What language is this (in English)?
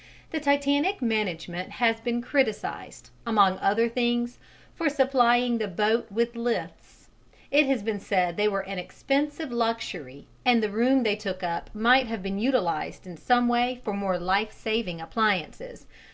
English